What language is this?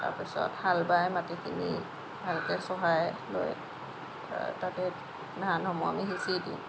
Assamese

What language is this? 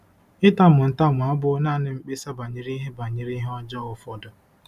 Igbo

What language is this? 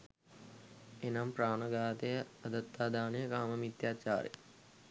Sinhala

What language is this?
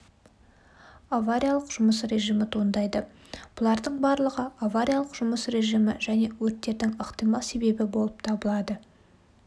Kazakh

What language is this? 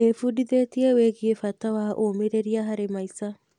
Kikuyu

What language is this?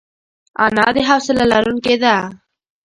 Pashto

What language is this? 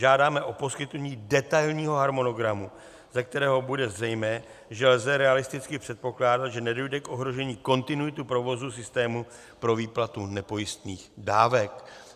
Czech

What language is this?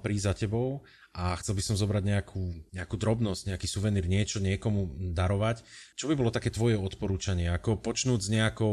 Slovak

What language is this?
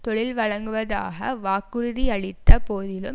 Tamil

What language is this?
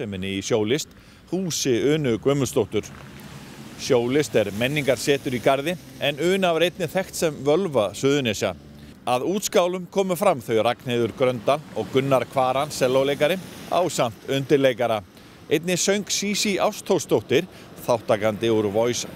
Swedish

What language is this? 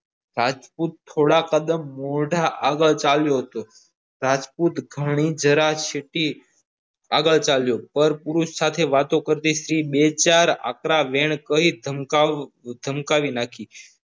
Gujarati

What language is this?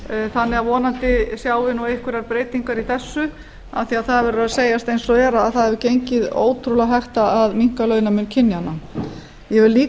Icelandic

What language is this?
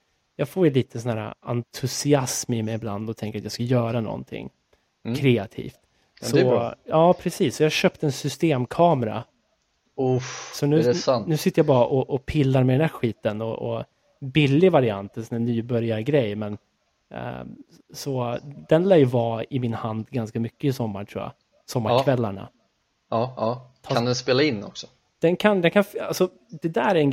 Swedish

